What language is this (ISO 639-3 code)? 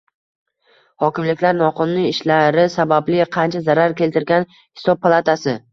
uzb